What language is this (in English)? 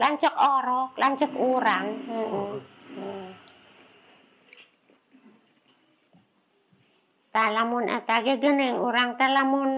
Indonesian